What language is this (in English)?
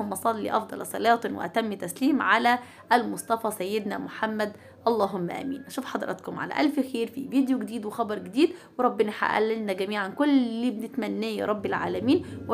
Arabic